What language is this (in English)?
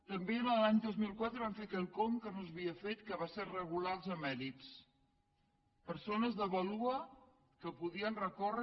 Catalan